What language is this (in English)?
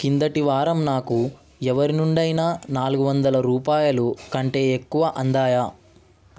Telugu